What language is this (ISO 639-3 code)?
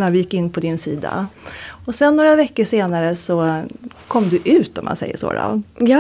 swe